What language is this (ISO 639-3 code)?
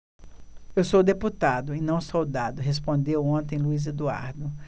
por